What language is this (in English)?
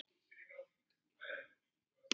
Icelandic